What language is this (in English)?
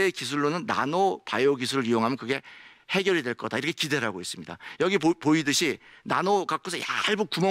Korean